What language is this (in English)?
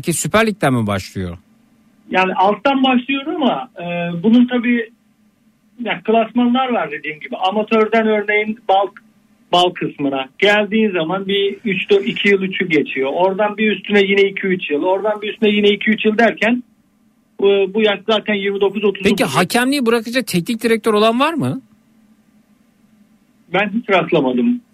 Turkish